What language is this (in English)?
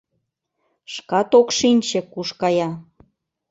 Mari